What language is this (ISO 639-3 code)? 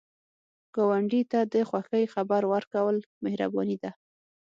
pus